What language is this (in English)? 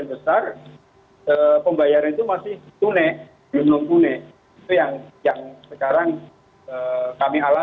Indonesian